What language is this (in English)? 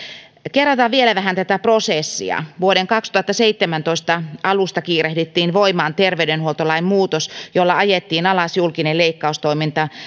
Finnish